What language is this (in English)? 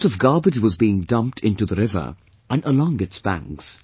English